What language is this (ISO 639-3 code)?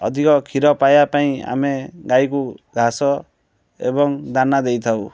ori